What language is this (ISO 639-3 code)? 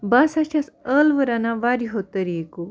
kas